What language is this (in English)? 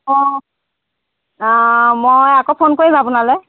Assamese